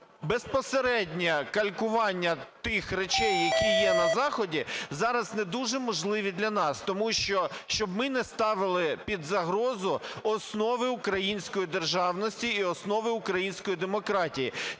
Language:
Ukrainian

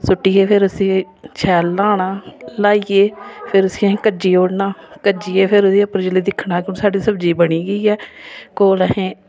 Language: Dogri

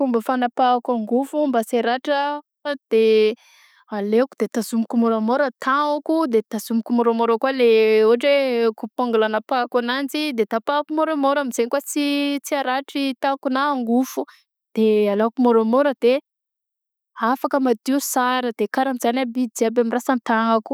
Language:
Southern Betsimisaraka Malagasy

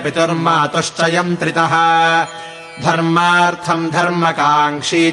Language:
Kannada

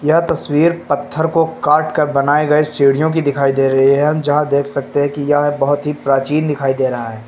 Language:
Hindi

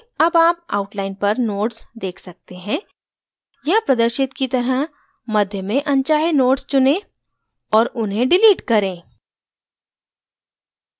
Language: Hindi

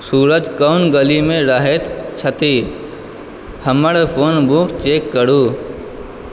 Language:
Maithili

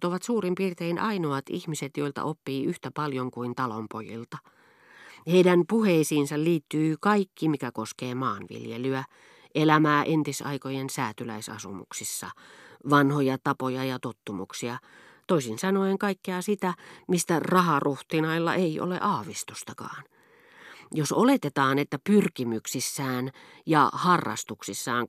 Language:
Finnish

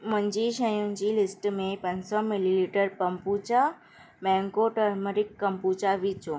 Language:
Sindhi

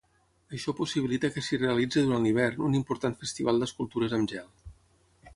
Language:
Catalan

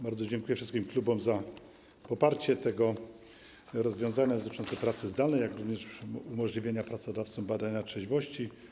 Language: Polish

